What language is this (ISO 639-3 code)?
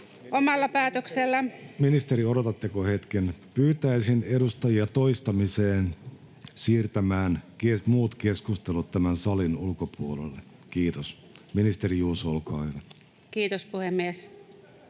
fin